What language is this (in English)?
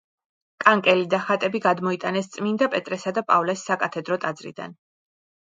Georgian